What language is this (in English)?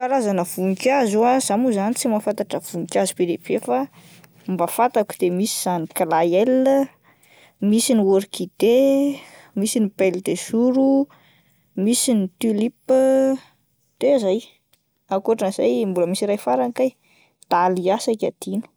Malagasy